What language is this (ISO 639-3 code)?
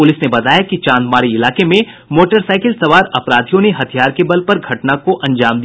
hin